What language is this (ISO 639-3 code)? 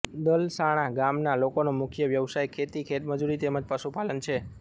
guj